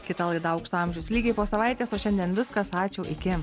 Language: Lithuanian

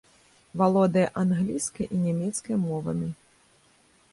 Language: Belarusian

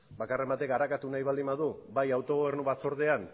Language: Basque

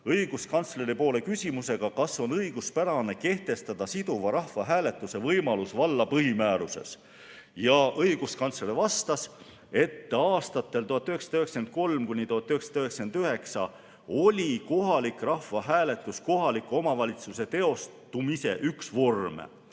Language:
Estonian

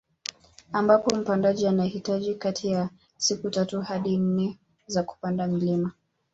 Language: Swahili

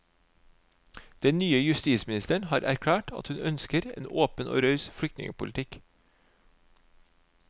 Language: Norwegian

